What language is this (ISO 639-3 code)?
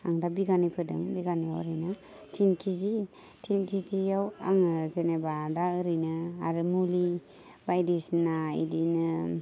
brx